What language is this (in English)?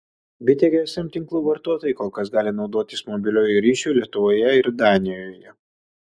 Lithuanian